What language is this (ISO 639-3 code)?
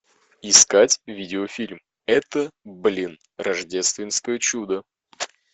rus